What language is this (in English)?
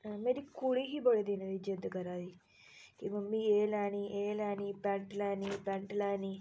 Dogri